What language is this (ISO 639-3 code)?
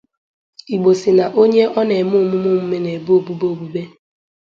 ibo